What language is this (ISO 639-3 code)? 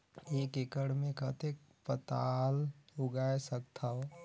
hne